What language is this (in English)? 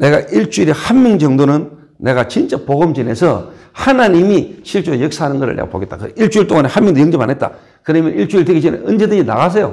Korean